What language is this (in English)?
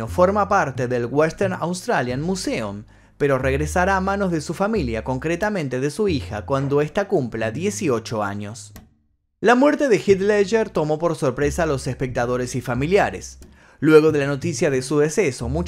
Spanish